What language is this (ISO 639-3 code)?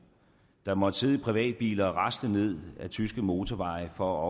dan